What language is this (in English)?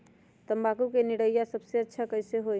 Magahi